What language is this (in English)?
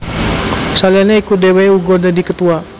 Javanese